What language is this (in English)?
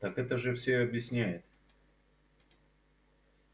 Russian